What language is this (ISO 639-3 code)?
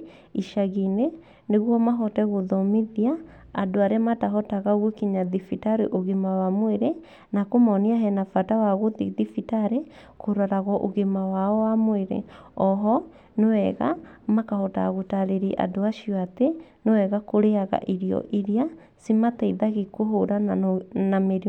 kik